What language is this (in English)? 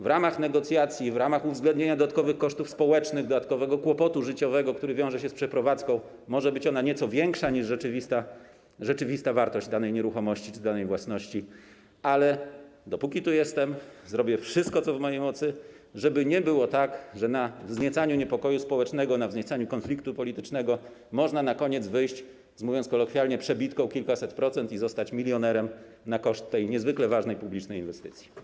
Polish